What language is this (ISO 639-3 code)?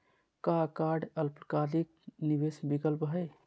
mag